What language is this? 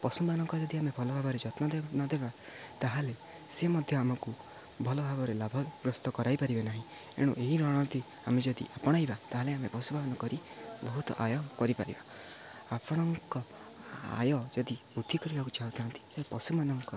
Odia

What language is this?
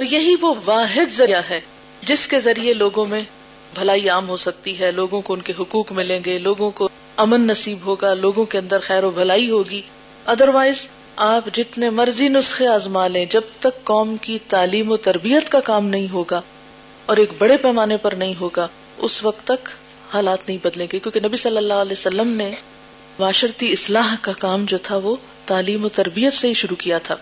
Urdu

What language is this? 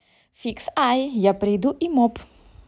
Russian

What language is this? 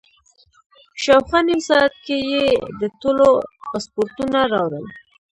Pashto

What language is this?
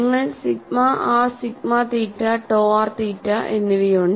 Malayalam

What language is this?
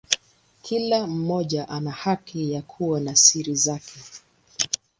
Swahili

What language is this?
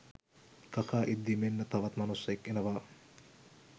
Sinhala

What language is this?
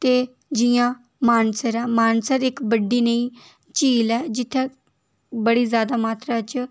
Dogri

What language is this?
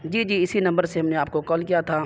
Urdu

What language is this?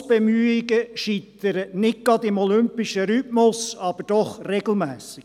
Swiss German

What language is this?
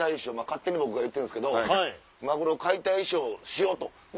Japanese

